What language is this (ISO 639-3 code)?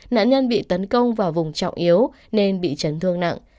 vie